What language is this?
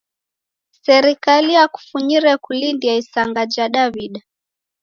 Taita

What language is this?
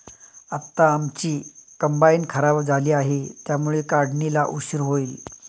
Marathi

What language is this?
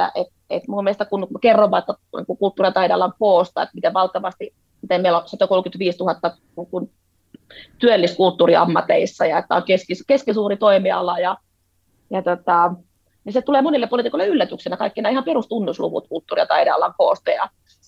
Finnish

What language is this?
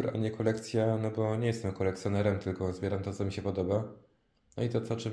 Polish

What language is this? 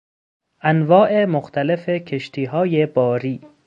Persian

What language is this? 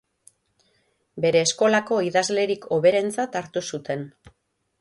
Basque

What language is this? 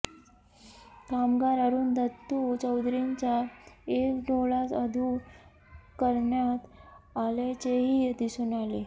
Marathi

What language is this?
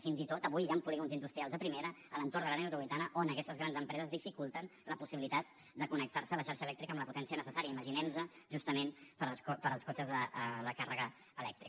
Catalan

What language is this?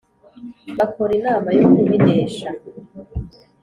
Kinyarwanda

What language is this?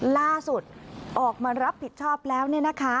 Thai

